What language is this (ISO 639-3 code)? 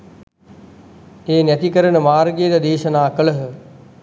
sin